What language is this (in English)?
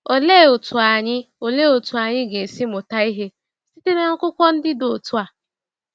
Igbo